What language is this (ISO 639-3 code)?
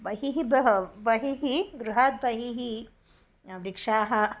san